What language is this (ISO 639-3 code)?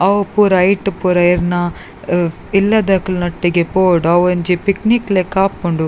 tcy